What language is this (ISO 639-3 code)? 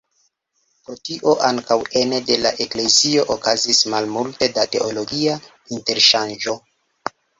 epo